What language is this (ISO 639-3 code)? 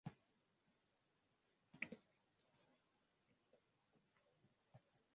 swa